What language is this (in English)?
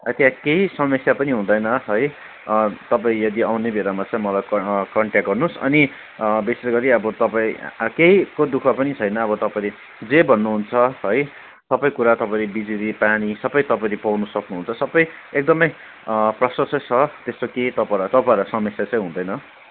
Nepali